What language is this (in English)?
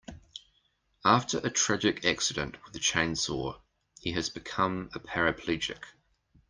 English